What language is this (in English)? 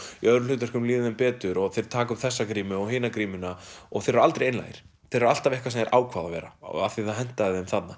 Icelandic